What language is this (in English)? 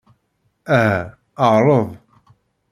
Kabyle